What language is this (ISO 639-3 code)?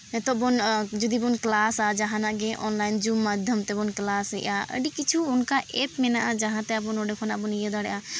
sat